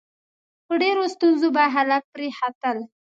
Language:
Pashto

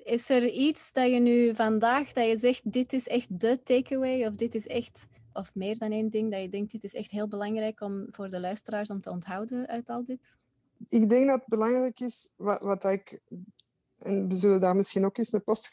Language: Dutch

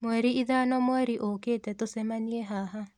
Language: Kikuyu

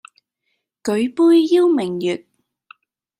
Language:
Cantonese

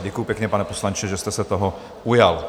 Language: Czech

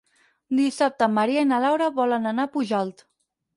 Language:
Catalan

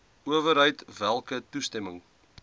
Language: Afrikaans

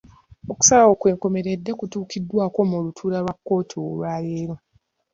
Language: Ganda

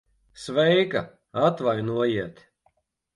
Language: Latvian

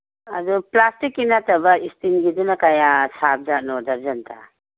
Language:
Manipuri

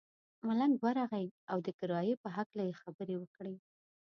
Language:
Pashto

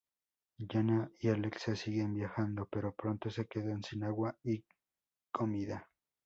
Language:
Spanish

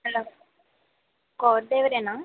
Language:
Telugu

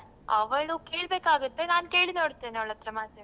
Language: Kannada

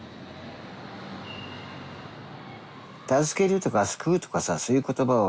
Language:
Japanese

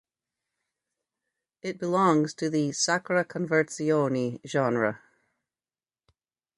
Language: English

